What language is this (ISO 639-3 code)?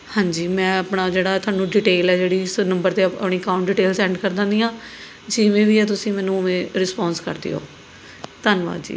pan